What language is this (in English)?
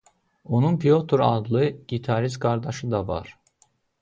Azerbaijani